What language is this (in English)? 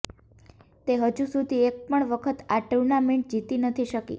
Gujarati